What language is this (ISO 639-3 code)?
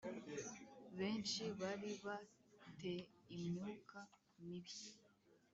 kin